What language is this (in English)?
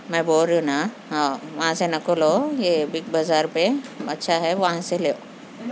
Urdu